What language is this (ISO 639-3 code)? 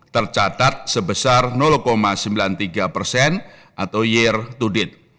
ind